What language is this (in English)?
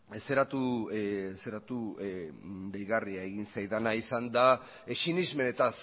Basque